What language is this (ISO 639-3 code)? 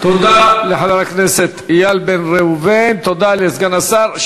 heb